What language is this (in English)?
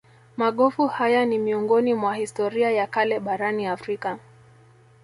Swahili